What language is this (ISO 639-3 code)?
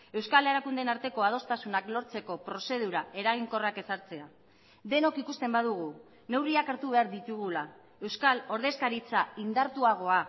eus